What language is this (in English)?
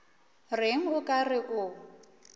Northern Sotho